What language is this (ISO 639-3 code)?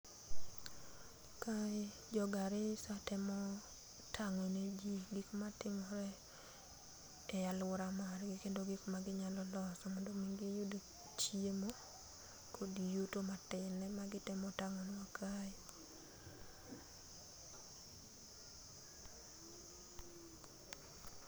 luo